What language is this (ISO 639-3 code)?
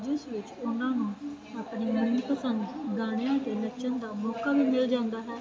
pan